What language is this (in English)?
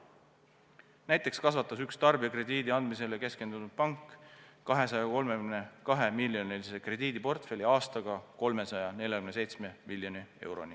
Estonian